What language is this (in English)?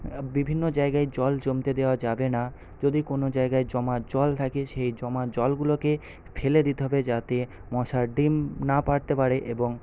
Bangla